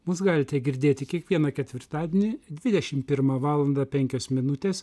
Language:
Lithuanian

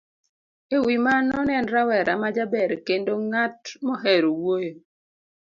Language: Luo (Kenya and Tanzania)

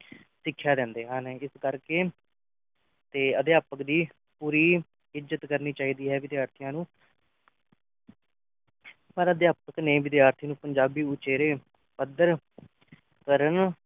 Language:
Punjabi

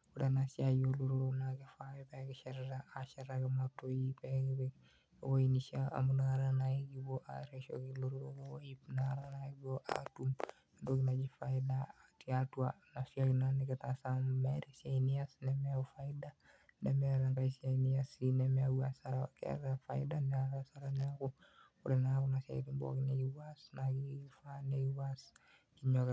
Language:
Masai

